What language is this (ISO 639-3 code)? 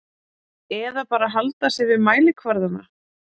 isl